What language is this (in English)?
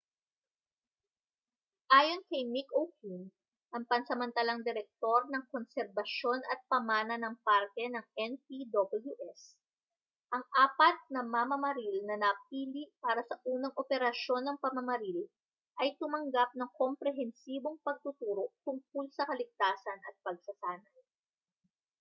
Filipino